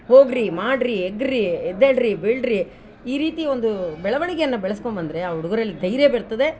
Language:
Kannada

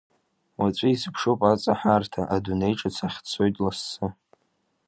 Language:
Abkhazian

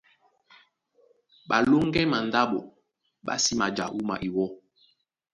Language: Duala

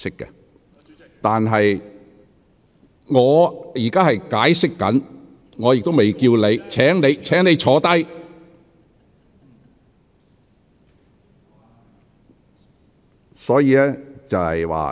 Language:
Cantonese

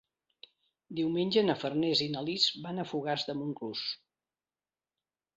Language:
Catalan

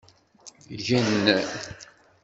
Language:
Kabyle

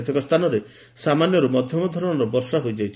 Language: Odia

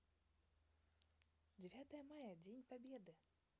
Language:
Russian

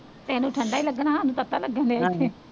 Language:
Punjabi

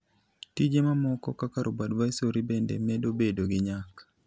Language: Luo (Kenya and Tanzania)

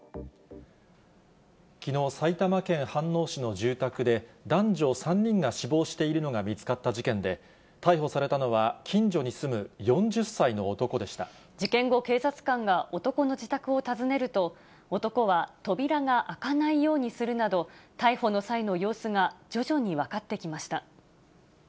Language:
Japanese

